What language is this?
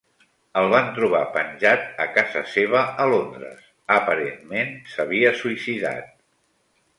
Catalan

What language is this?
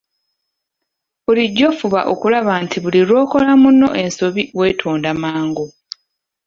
Ganda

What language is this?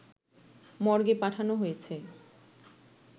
Bangla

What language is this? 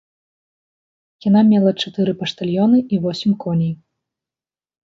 Belarusian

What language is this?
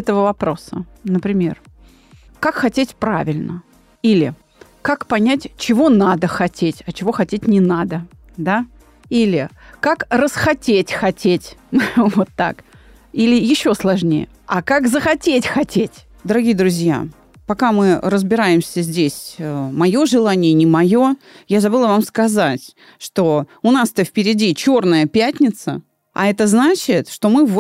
Russian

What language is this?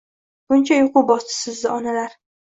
Uzbek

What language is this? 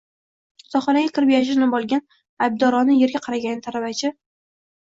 Uzbek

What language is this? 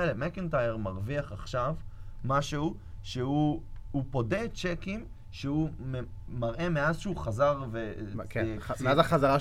Hebrew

